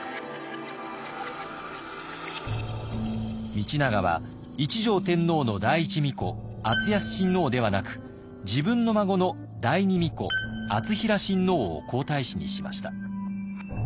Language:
Japanese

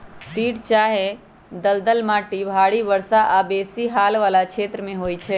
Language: Magahi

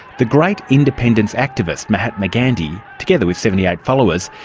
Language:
English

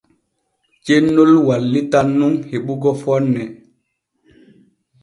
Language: Borgu Fulfulde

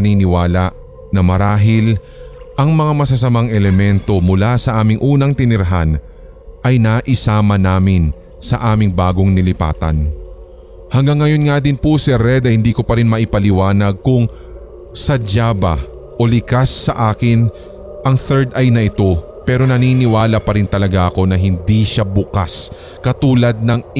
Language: Filipino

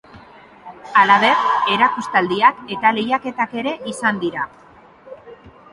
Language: Basque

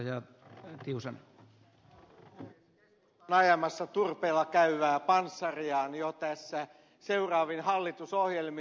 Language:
Finnish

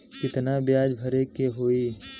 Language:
Bhojpuri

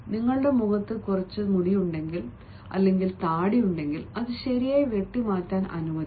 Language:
Malayalam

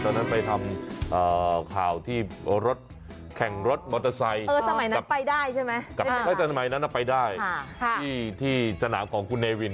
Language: Thai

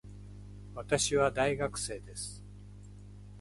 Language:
Japanese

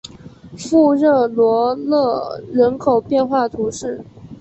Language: Chinese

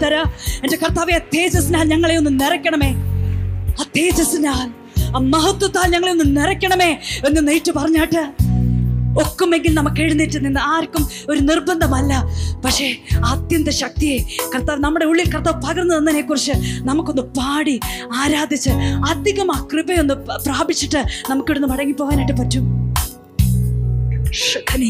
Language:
Malayalam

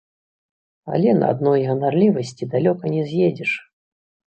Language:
Belarusian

